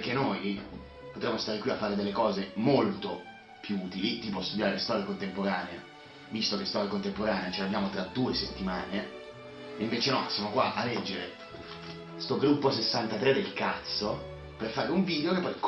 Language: Italian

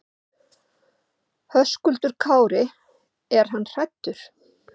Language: Icelandic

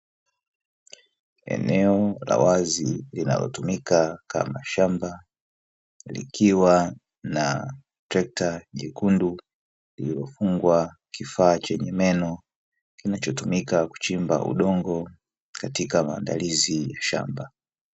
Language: Swahili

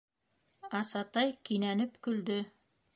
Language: Bashkir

